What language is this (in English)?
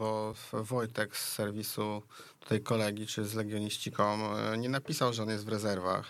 Polish